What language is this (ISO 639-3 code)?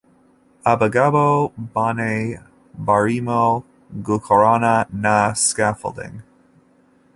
kin